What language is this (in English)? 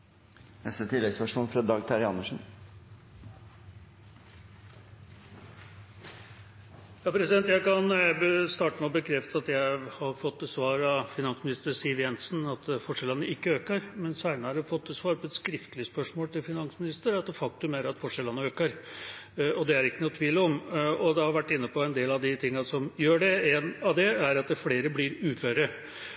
Norwegian